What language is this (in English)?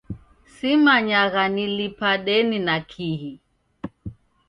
Taita